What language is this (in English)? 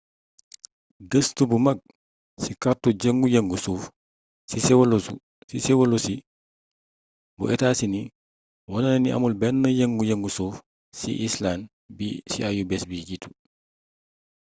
Wolof